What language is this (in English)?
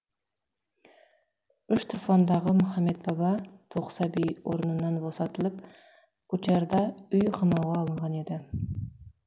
Kazakh